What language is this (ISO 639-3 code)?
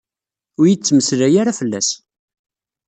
kab